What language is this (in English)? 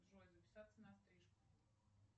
Russian